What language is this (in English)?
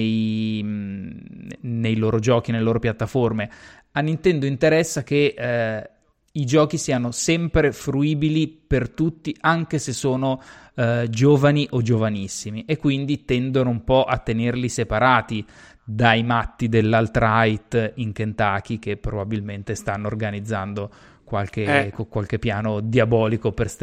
Italian